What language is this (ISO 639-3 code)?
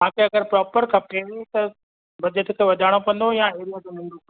snd